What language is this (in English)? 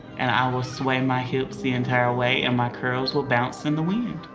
English